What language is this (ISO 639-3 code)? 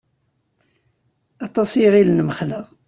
kab